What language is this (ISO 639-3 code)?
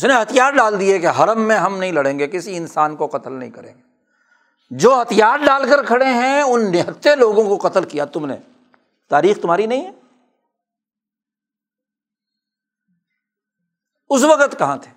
urd